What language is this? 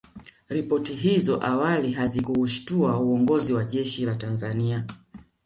Swahili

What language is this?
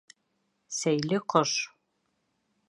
Bashkir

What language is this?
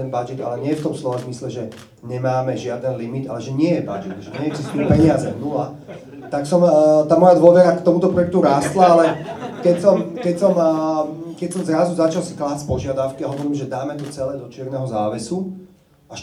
Slovak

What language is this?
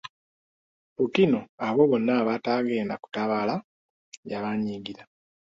Ganda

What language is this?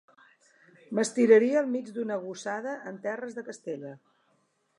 Catalan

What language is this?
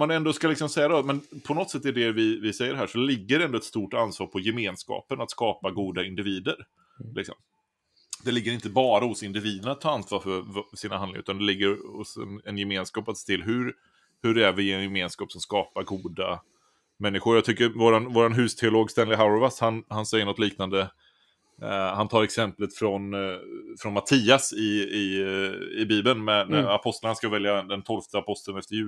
Swedish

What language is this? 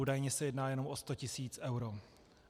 Czech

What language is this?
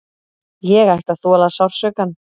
Icelandic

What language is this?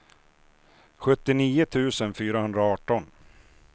Swedish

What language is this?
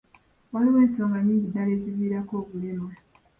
Ganda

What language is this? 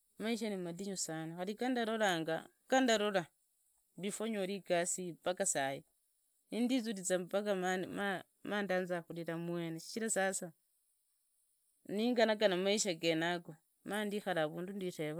Idakho-Isukha-Tiriki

